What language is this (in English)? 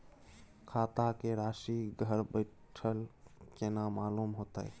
Maithili